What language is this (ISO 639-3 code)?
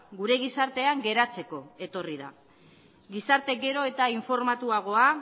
eus